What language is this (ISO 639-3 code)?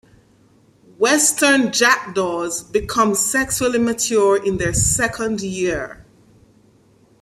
eng